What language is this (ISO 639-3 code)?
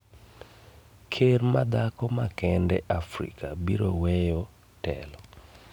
luo